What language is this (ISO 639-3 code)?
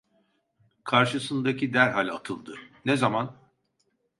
tur